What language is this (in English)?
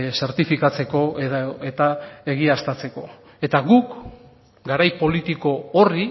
Basque